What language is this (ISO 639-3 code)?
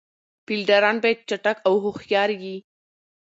pus